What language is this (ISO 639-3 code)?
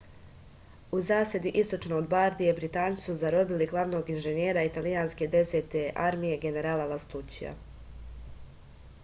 srp